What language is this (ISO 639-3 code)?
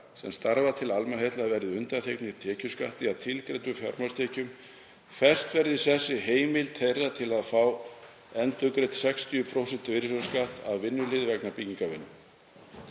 isl